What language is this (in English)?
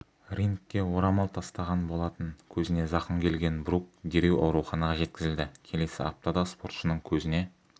Kazakh